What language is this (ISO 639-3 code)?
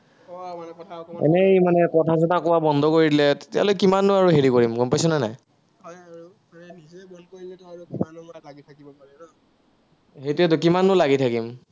asm